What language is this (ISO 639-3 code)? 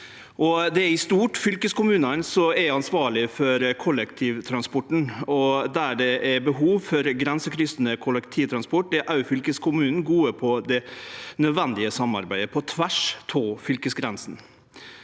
nor